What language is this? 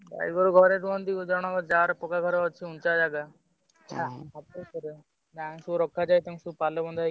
Odia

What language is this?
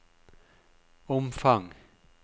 Norwegian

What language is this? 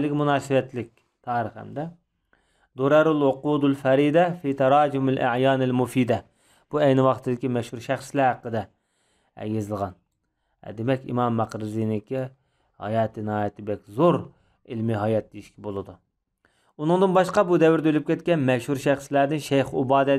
Turkish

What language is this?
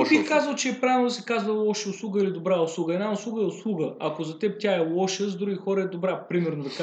Bulgarian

